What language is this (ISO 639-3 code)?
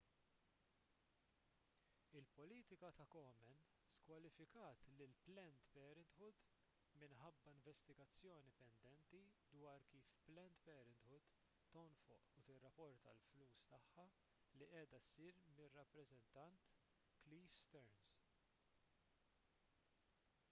mlt